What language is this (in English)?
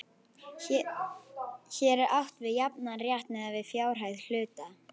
Icelandic